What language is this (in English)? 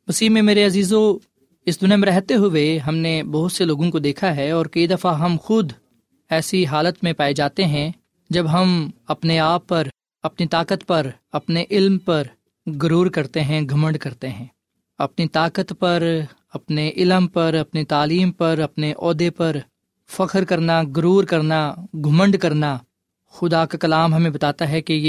Urdu